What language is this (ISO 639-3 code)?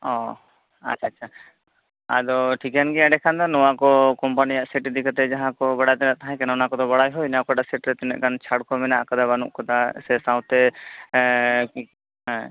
sat